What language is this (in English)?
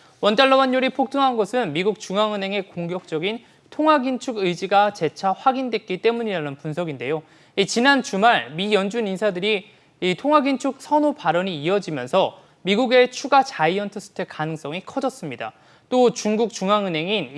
Korean